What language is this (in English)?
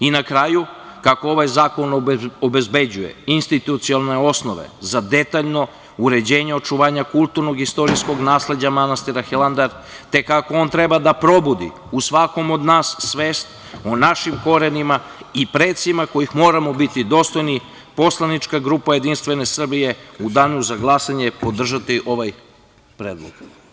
Serbian